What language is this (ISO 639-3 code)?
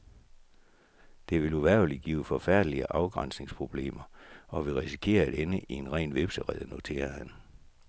dan